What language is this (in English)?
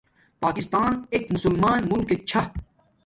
Domaaki